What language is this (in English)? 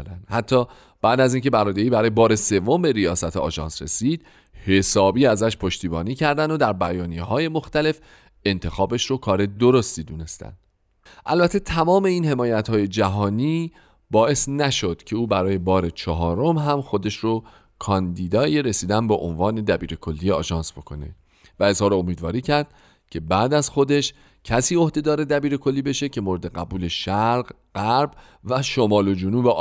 Persian